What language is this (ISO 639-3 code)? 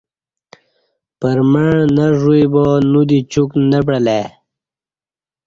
bsh